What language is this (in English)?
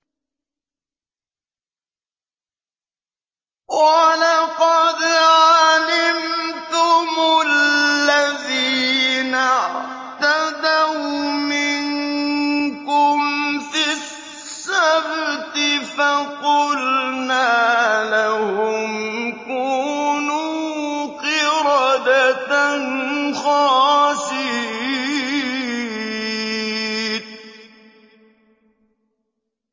Arabic